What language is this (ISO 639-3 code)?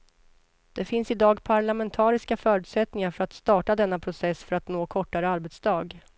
swe